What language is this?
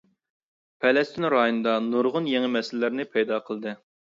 Uyghur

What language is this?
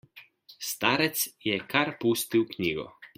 Slovenian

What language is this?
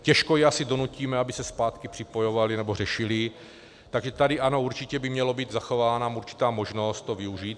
Czech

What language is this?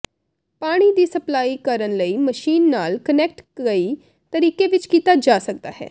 Punjabi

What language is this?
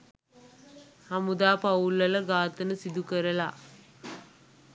Sinhala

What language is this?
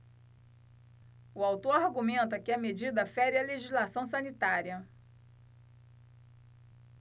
Portuguese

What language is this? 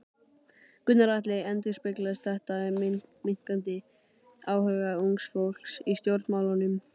Icelandic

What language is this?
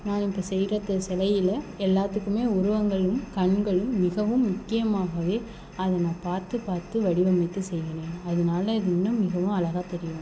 Tamil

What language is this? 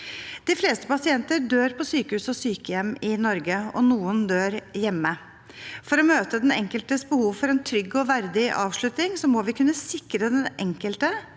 Norwegian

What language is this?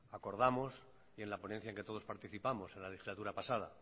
Spanish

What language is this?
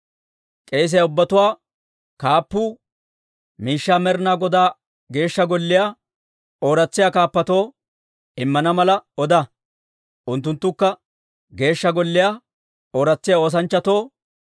Dawro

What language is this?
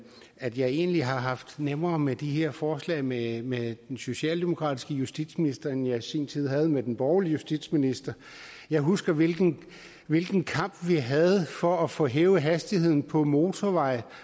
Danish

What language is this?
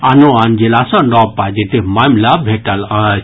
Maithili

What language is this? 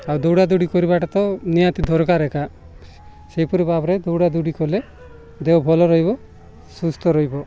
Odia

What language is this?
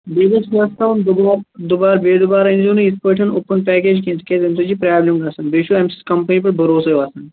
Kashmiri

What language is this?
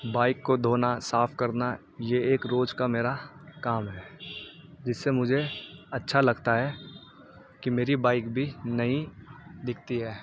Urdu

